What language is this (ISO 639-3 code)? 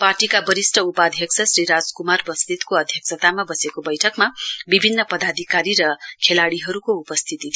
nep